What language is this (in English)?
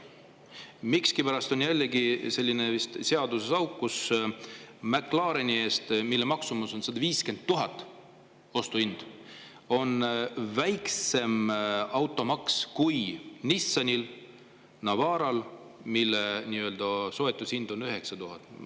Estonian